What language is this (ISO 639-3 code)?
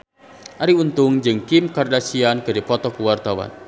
sun